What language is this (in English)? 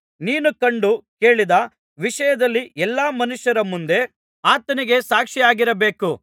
Kannada